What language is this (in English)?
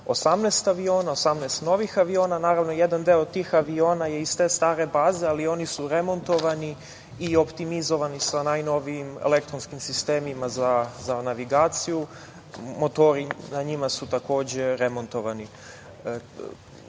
Serbian